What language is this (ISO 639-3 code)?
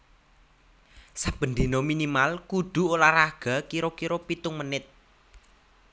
jav